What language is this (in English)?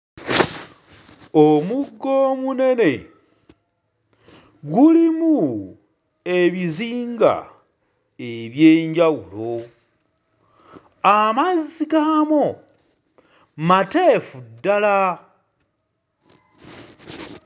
Ganda